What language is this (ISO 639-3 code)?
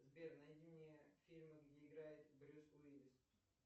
rus